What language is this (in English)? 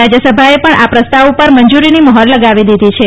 Gujarati